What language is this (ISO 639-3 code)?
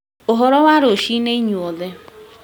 kik